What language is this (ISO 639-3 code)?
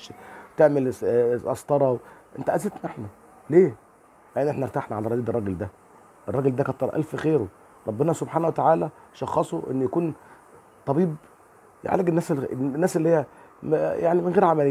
ara